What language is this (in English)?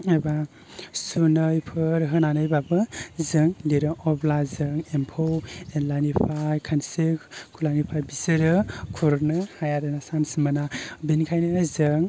Bodo